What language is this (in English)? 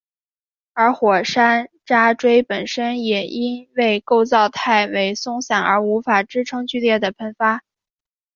Chinese